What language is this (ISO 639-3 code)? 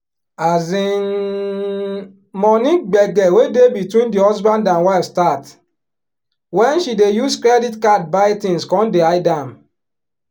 pcm